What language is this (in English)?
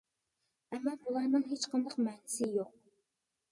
Uyghur